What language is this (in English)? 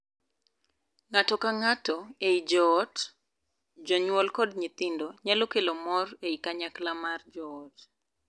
Luo (Kenya and Tanzania)